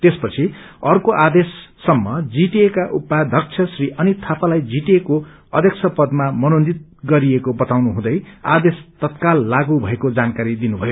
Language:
Nepali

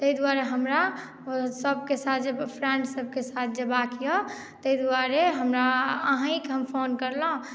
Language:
Maithili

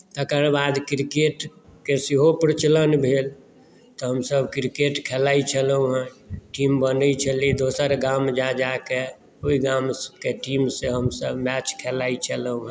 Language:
Maithili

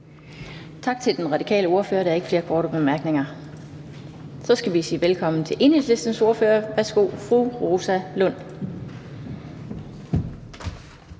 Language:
Danish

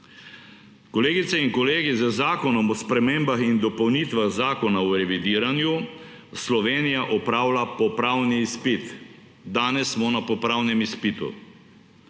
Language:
Slovenian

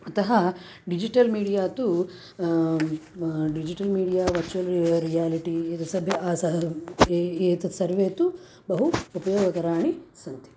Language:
Sanskrit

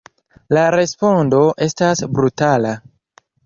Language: Esperanto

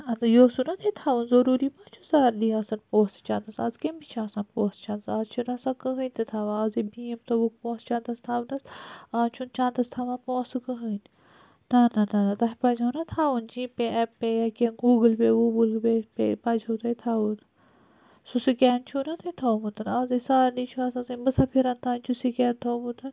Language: Kashmiri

